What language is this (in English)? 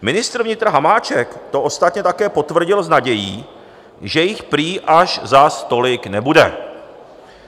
Czech